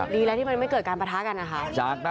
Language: Thai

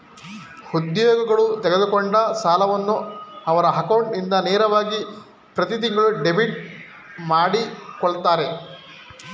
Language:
Kannada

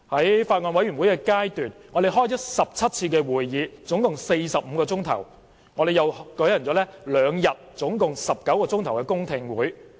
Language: Cantonese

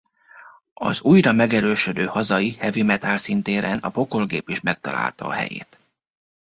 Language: Hungarian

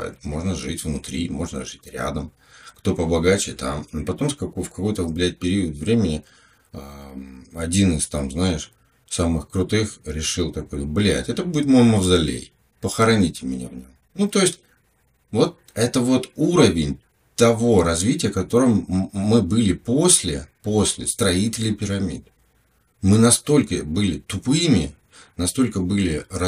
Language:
Russian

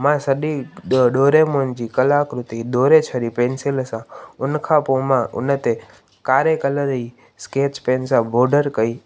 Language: Sindhi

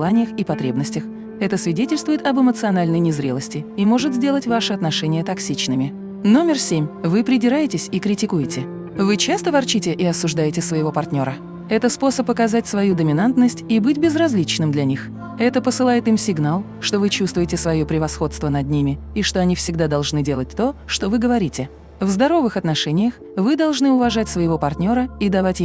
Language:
Russian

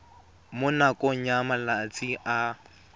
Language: Tswana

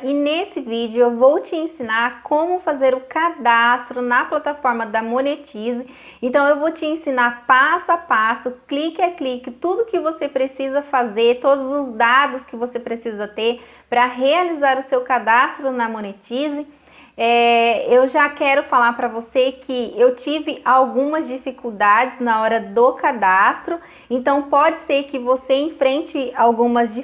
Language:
Portuguese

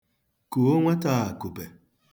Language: Igbo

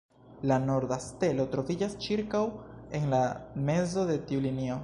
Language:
Esperanto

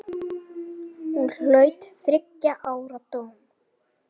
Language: Icelandic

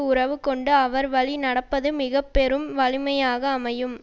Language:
Tamil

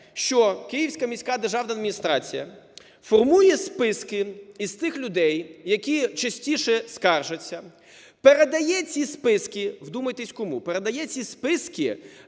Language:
Ukrainian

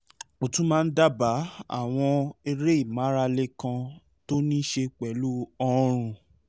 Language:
Yoruba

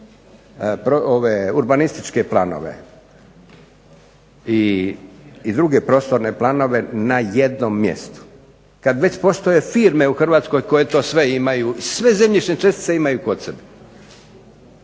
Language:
Croatian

